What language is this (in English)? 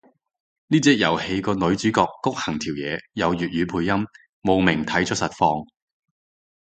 Cantonese